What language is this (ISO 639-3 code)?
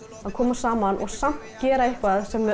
isl